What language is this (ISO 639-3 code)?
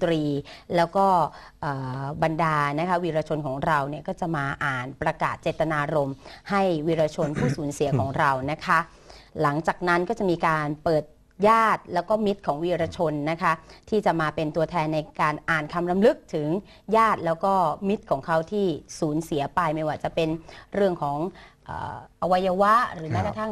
tha